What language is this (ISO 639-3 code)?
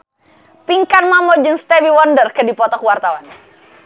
sun